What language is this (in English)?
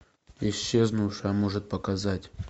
Russian